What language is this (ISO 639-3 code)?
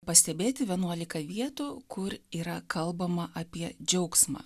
lit